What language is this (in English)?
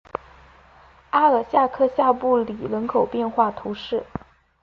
Chinese